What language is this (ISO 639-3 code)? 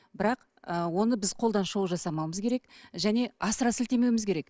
kaz